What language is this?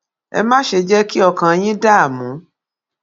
Yoruba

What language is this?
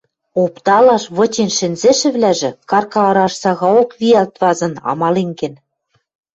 Western Mari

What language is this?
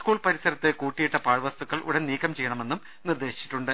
Malayalam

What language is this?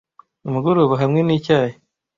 Kinyarwanda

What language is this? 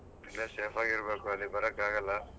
Kannada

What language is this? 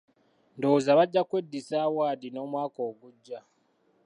Ganda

